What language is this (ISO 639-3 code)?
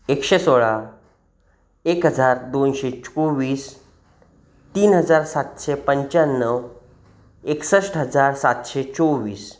mar